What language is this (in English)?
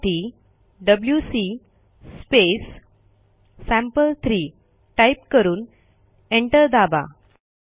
Marathi